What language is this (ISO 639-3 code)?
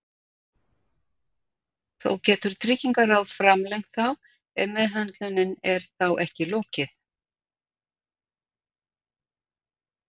isl